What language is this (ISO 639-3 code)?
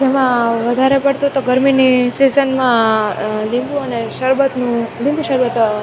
guj